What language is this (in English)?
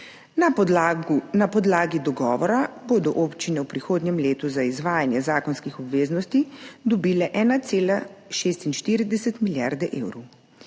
Slovenian